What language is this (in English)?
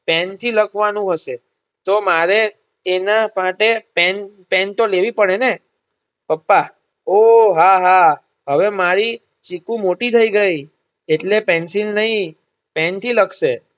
Gujarati